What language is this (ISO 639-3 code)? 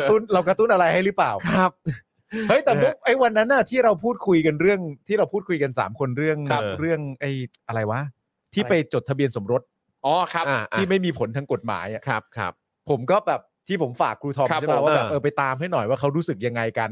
tha